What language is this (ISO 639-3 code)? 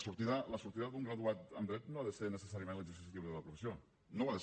cat